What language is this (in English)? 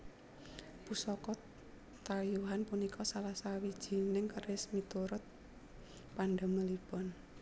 Javanese